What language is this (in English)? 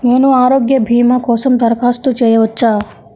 Telugu